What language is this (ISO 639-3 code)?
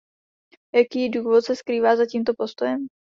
ces